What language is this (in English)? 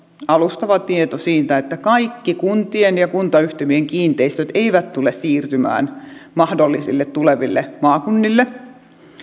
Finnish